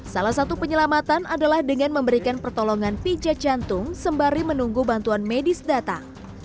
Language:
Indonesian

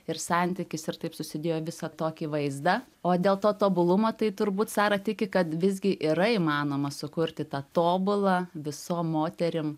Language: Lithuanian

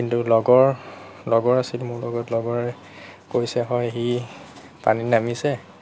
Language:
Assamese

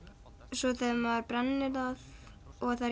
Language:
Icelandic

